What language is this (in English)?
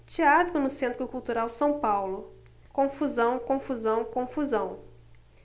Portuguese